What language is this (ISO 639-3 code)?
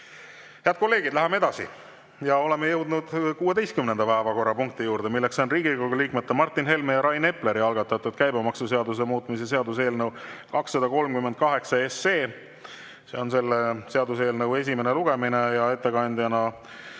est